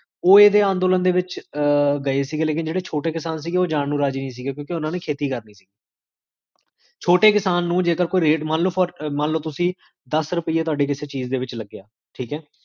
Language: Punjabi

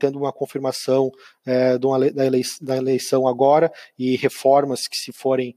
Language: Portuguese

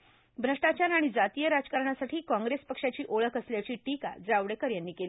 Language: Marathi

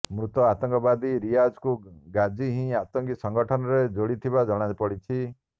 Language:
Odia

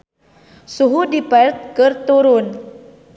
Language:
Sundanese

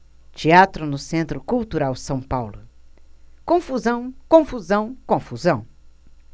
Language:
Portuguese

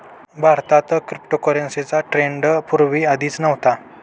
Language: Marathi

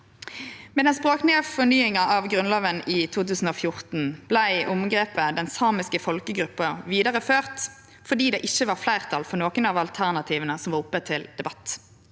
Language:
Norwegian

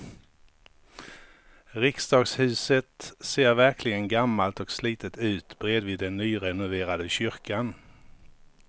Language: Swedish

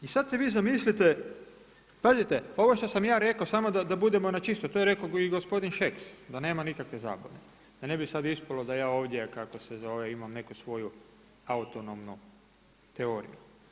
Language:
Croatian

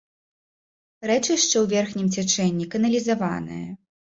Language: Belarusian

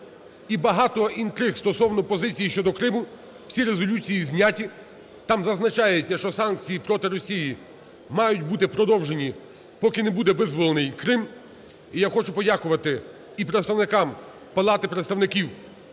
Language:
Ukrainian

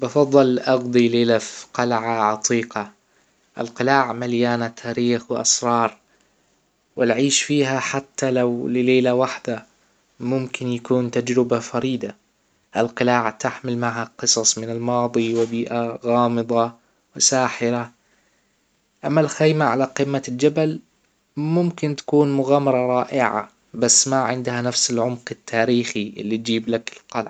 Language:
Hijazi Arabic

